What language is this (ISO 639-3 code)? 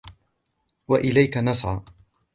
ara